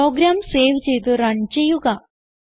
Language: Malayalam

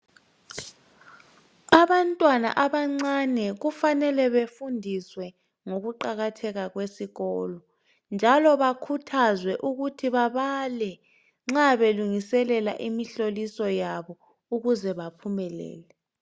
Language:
North Ndebele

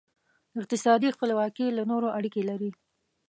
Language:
Pashto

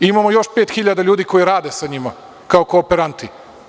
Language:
Serbian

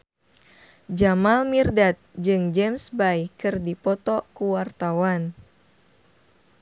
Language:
Sundanese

